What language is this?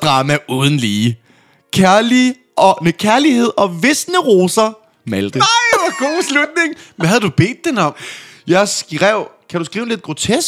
Danish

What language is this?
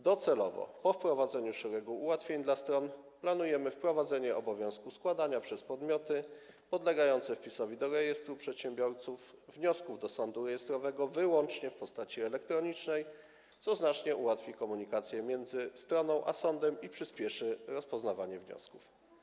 Polish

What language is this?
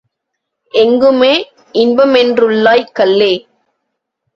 Tamil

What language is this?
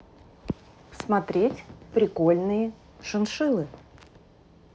Russian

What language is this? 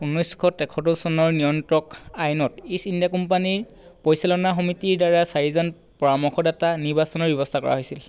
Assamese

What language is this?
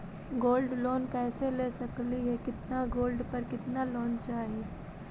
Magahi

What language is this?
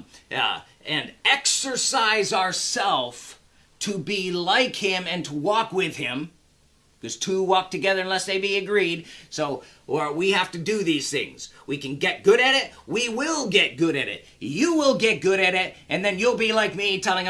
English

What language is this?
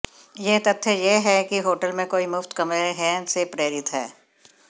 Hindi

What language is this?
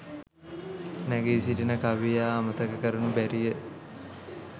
Sinhala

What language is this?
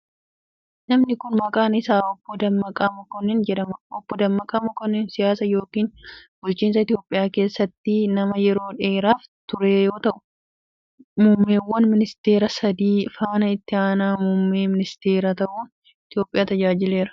Oromo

